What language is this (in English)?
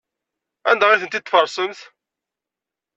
Kabyle